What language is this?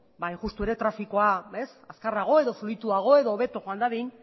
Basque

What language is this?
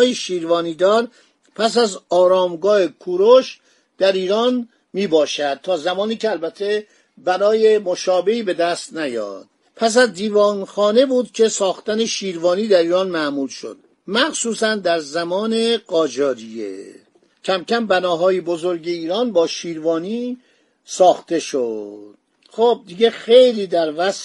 Persian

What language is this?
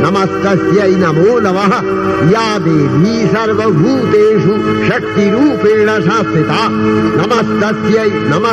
Bangla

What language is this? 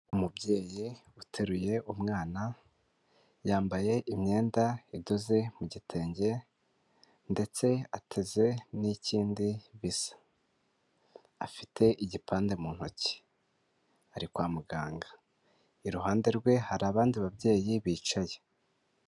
Kinyarwanda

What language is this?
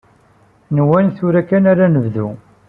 Kabyle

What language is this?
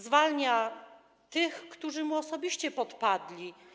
Polish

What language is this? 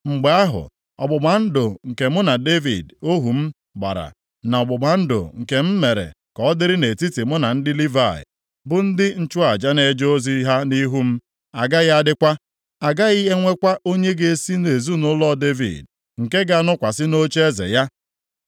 Igbo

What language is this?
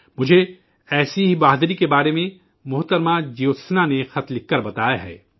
Urdu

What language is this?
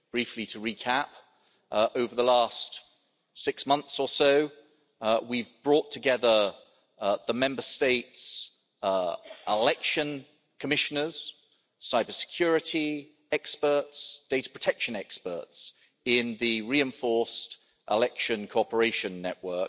English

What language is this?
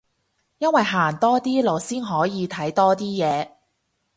Cantonese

